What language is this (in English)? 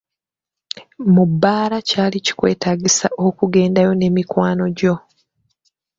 Ganda